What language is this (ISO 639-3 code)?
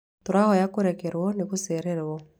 kik